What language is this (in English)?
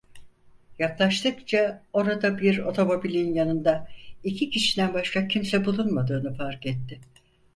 Turkish